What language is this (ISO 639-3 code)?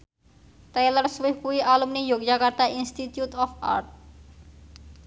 jav